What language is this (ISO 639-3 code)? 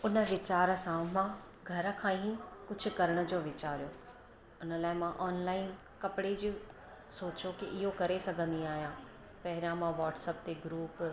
snd